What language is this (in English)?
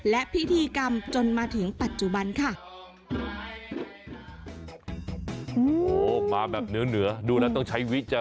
Thai